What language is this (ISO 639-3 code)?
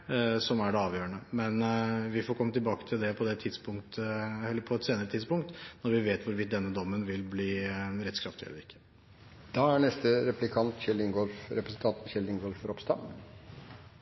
nob